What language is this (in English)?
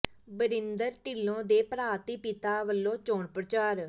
Punjabi